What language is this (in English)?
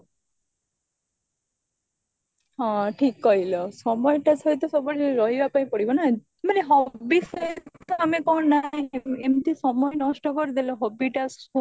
Odia